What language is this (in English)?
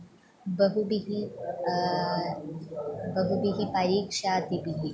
Sanskrit